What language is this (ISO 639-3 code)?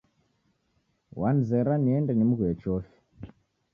dav